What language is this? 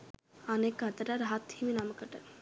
Sinhala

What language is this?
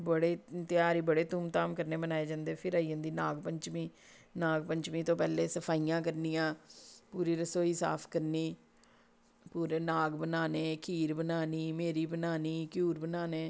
Dogri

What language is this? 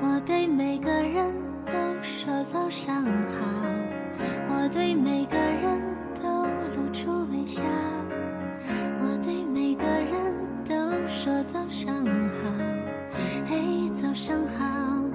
Chinese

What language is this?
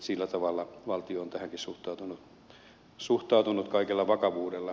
Finnish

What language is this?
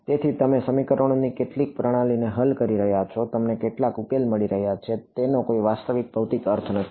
Gujarati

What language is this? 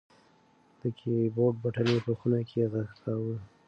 Pashto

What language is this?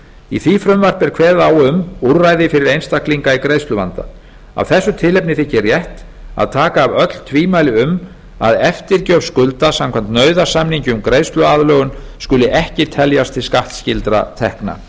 Icelandic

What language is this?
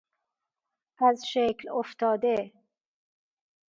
Persian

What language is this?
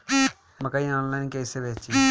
Bhojpuri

